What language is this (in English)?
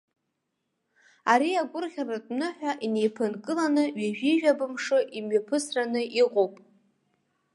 Abkhazian